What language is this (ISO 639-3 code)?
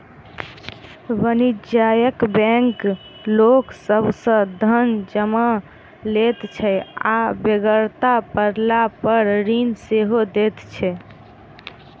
mai